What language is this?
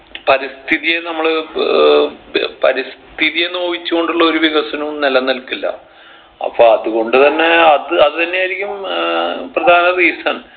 Malayalam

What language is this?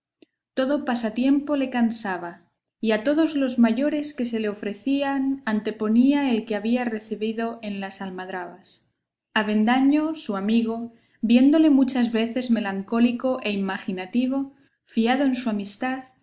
Spanish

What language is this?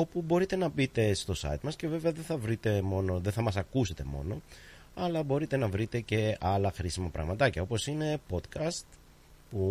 Greek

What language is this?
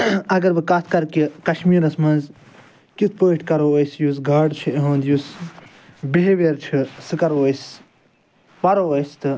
Kashmiri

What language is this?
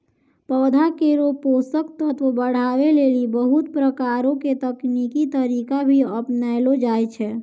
Maithili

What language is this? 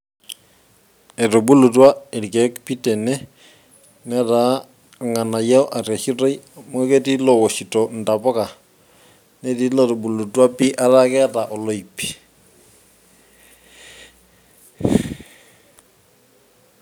Masai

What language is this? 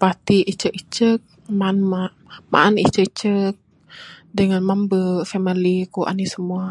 Bukar-Sadung Bidayuh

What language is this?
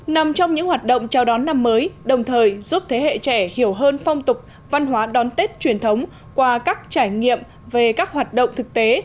Vietnamese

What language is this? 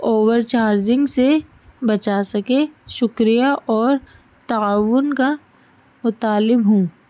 Urdu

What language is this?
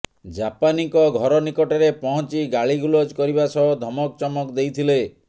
Odia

